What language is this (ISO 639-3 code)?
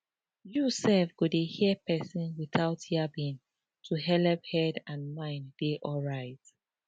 pcm